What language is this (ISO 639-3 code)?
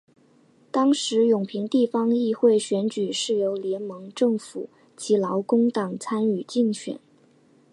zho